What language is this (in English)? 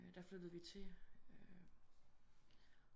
Danish